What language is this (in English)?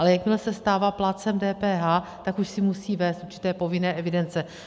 Czech